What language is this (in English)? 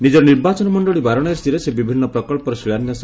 Odia